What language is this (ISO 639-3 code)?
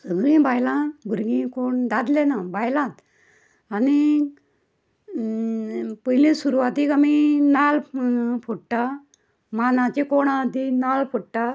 kok